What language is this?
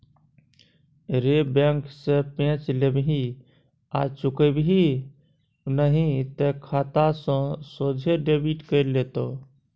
Maithili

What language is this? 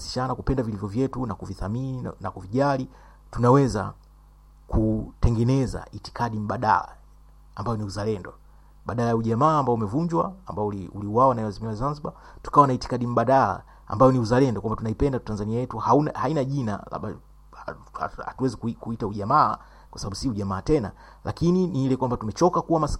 Swahili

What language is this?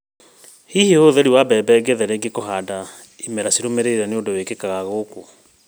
Kikuyu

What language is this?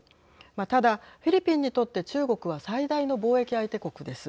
Japanese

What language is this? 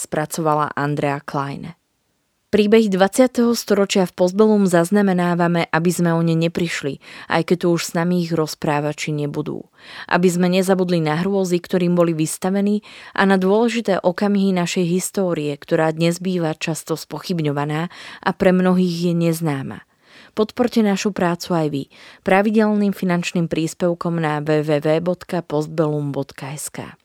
Slovak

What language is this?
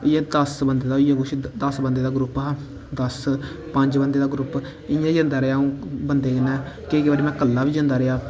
Dogri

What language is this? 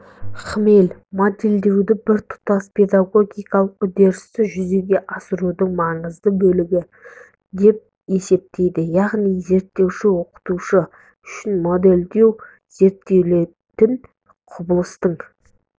Kazakh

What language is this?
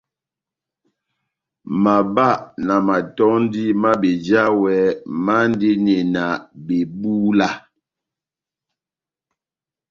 Batanga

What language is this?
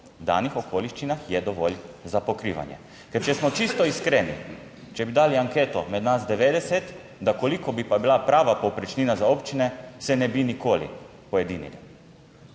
Slovenian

